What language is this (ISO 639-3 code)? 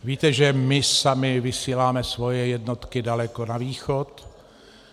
ces